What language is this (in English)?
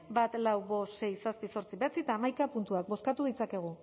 Basque